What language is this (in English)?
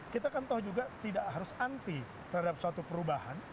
Indonesian